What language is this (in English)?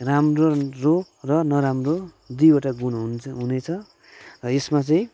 Nepali